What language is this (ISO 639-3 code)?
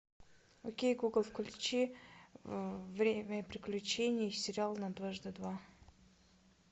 rus